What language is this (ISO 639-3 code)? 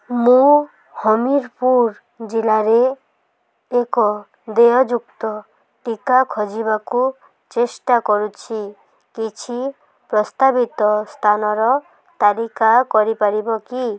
ori